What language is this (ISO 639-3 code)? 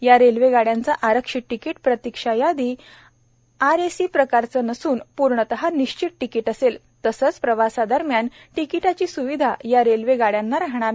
mar